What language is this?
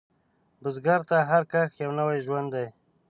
Pashto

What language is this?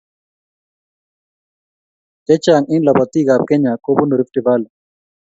Kalenjin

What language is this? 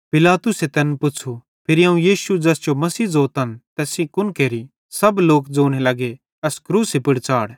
Bhadrawahi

